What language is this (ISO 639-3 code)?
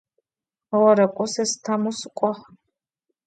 ady